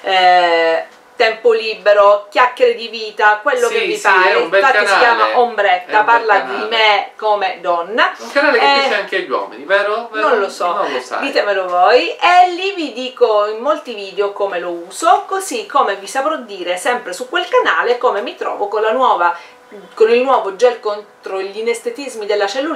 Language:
Italian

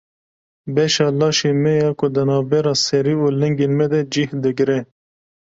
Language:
Kurdish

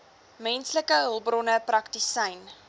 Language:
Afrikaans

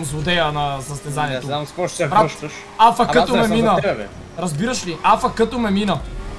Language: Bulgarian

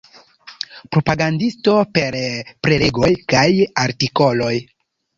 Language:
Esperanto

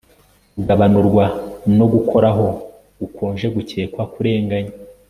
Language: Kinyarwanda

